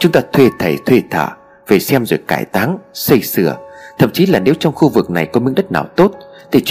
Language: Vietnamese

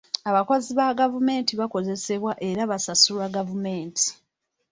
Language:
Ganda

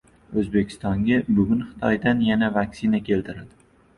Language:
Uzbek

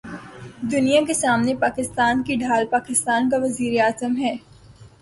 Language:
Urdu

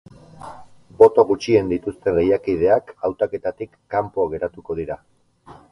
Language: Basque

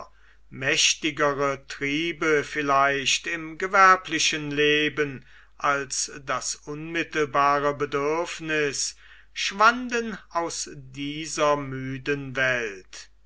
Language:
German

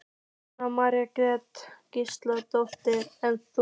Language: Icelandic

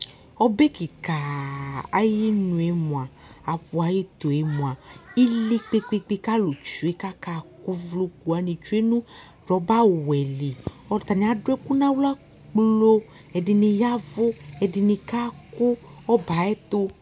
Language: Ikposo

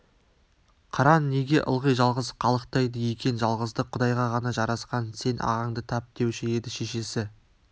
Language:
Kazakh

